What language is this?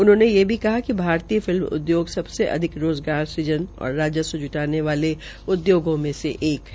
Hindi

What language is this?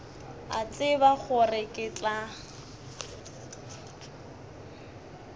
Northern Sotho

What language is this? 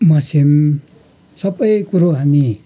Nepali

